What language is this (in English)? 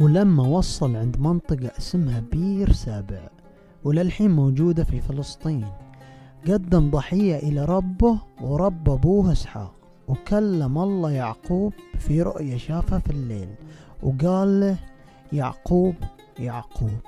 Arabic